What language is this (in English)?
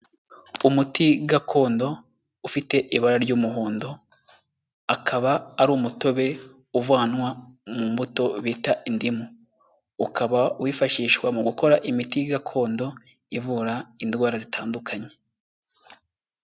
Kinyarwanda